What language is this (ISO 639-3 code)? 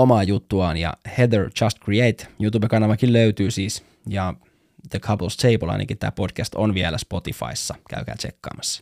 fin